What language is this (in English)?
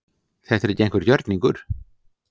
Icelandic